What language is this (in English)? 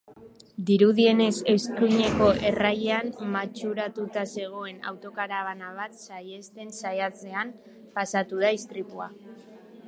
Basque